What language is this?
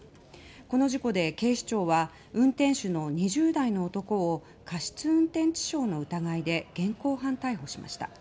Japanese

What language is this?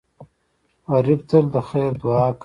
Pashto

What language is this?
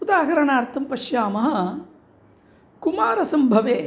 Sanskrit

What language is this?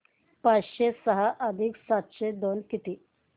Marathi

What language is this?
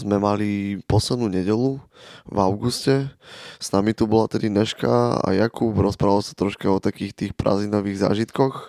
Slovak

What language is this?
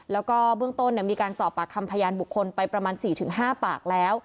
Thai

